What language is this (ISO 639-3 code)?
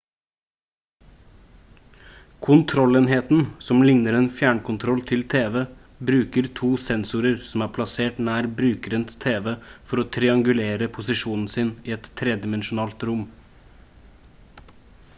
nob